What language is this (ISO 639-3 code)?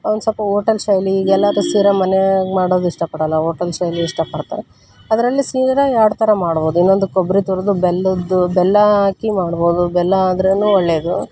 kan